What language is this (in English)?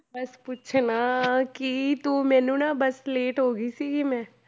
Punjabi